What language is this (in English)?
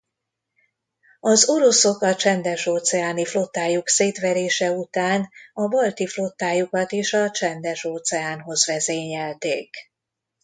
Hungarian